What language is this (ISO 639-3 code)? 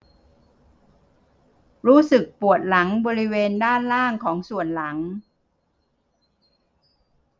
tha